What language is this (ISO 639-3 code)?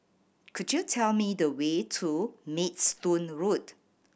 eng